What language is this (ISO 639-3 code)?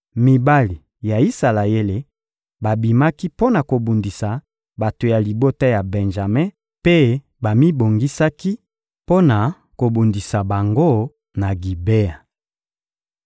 lin